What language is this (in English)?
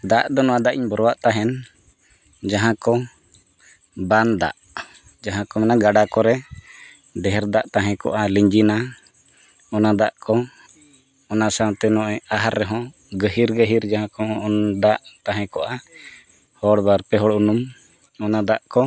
Santali